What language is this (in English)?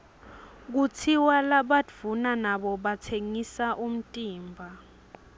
Swati